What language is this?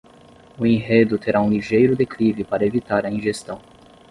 Portuguese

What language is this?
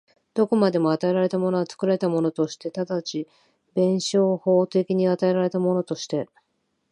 Japanese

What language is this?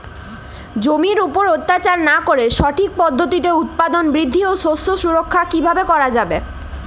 Bangla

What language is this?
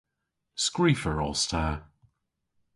Cornish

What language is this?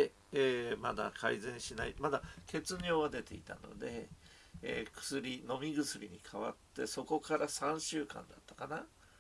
Japanese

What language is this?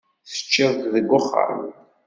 Kabyle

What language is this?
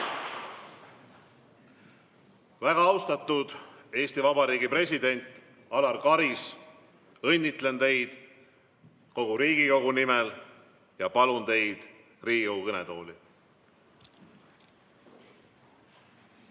Estonian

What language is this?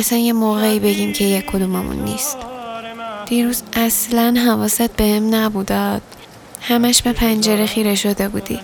Persian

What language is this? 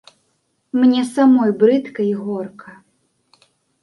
Belarusian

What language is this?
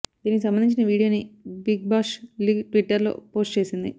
Telugu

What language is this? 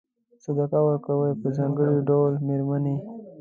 Pashto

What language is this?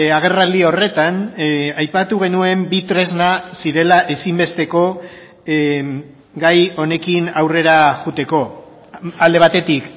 Basque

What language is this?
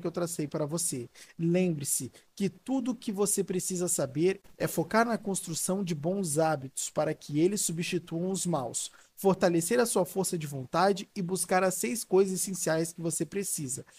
Portuguese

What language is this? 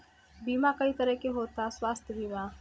Bhojpuri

